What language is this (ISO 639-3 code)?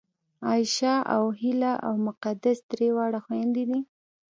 pus